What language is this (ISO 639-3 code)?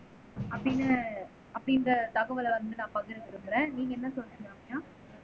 tam